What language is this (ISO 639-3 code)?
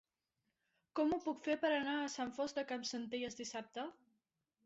cat